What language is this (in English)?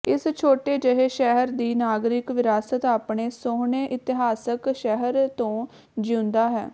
Punjabi